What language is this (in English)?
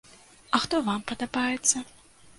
Belarusian